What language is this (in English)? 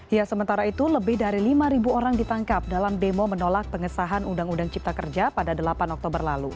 Indonesian